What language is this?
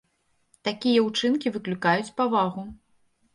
Belarusian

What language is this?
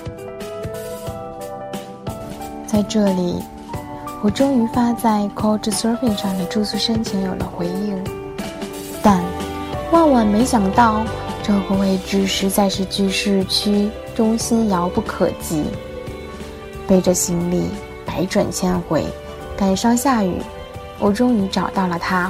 Chinese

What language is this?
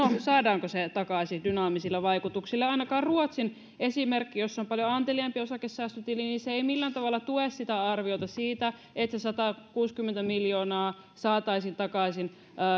Finnish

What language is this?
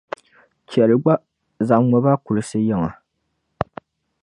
Dagbani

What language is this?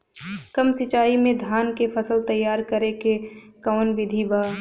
Bhojpuri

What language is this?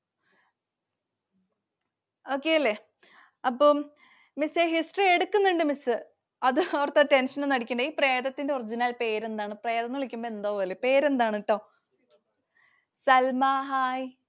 Malayalam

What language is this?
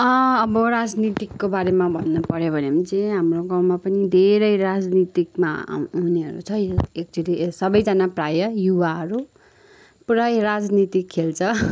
Nepali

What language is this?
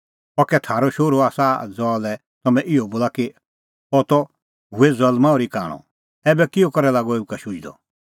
Kullu Pahari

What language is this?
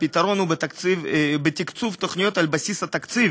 Hebrew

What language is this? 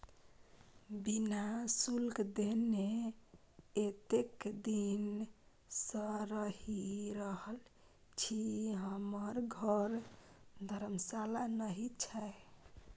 Maithili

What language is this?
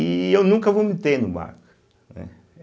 Portuguese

